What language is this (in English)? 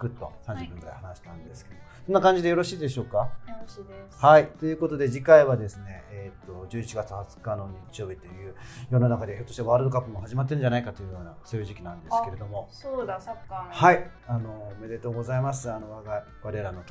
Japanese